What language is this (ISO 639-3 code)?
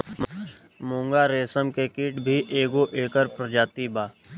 bho